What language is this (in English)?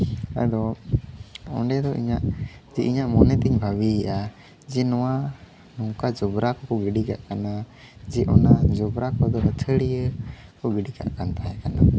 Santali